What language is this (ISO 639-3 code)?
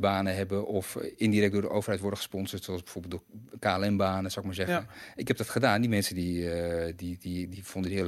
nld